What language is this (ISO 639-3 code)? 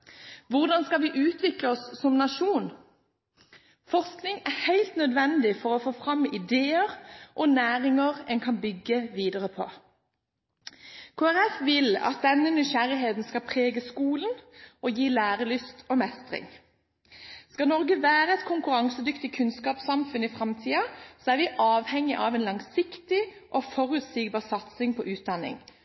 nob